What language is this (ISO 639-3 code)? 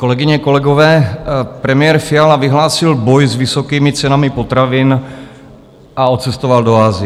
ces